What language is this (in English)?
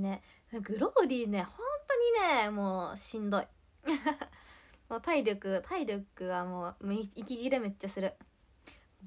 Japanese